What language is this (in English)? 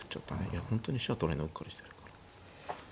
Japanese